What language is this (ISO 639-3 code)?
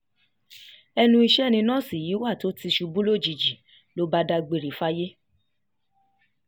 yor